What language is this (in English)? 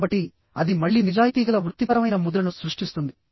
Telugu